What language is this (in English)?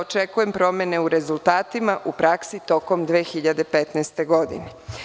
Serbian